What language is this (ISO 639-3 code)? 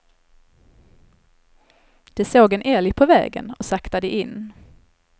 swe